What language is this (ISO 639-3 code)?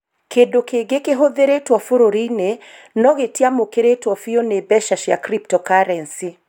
kik